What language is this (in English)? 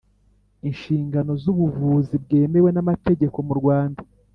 Kinyarwanda